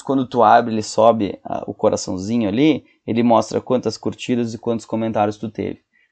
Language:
Portuguese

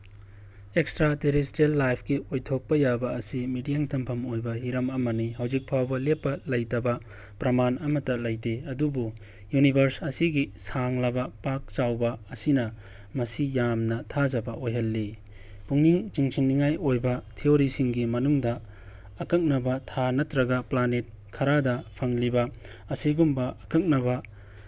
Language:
Manipuri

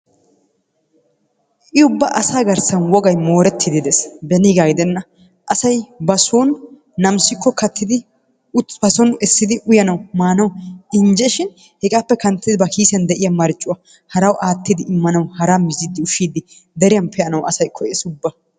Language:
Wolaytta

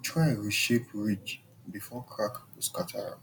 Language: Nigerian Pidgin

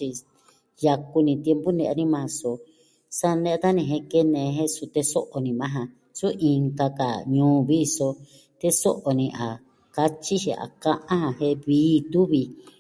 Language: Southwestern Tlaxiaco Mixtec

